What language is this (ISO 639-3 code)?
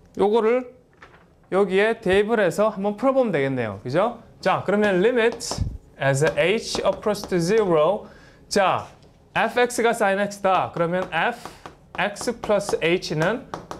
kor